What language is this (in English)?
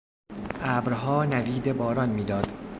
Persian